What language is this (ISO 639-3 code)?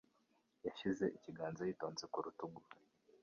kin